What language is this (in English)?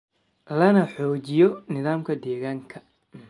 Somali